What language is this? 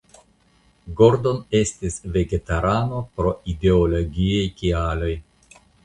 Esperanto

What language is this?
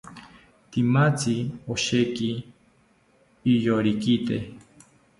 South Ucayali Ashéninka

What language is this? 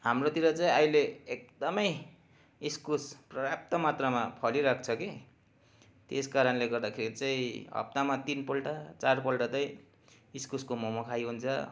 Nepali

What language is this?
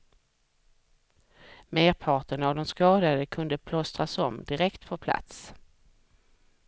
Swedish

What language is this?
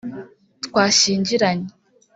Kinyarwanda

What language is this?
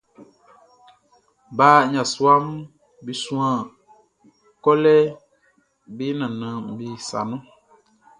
Baoulé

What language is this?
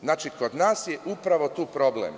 Serbian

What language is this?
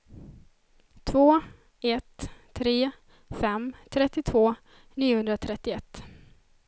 Swedish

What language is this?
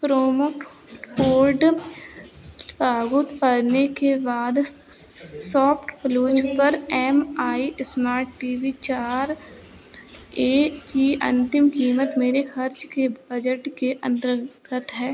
Hindi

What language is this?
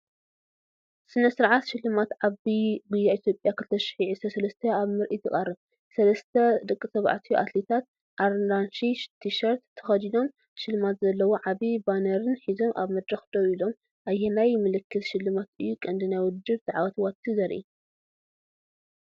Tigrinya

